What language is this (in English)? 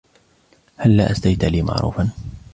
Arabic